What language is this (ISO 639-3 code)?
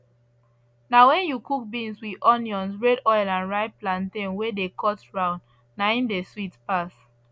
pcm